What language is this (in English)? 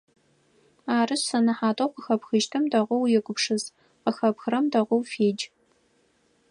Adyghe